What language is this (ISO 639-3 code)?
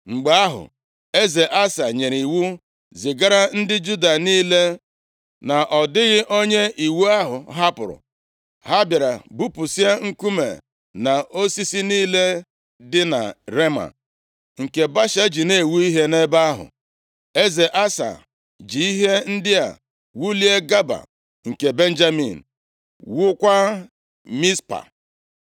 ibo